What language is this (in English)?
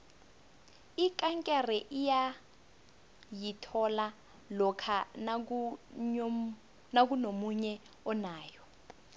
South Ndebele